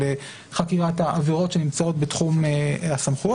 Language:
Hebrew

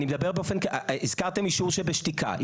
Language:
Hebrew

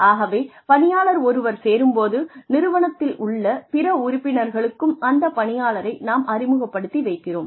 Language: Tamil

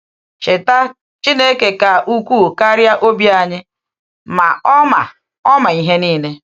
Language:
Igbo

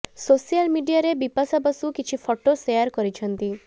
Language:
Odia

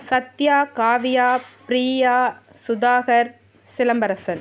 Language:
Tamil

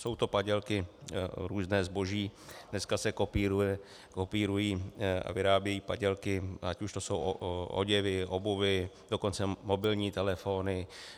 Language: Czech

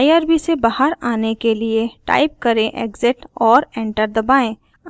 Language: Hindi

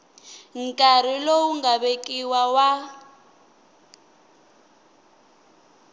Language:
Tsonga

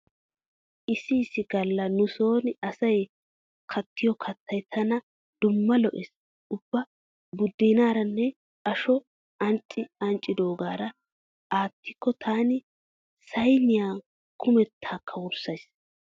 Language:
Wolaytta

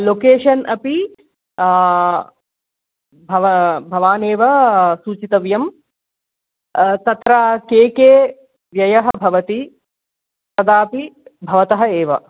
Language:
Sanskrit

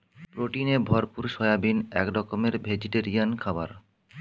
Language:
Bangla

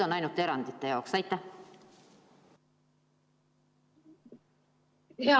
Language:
Estonian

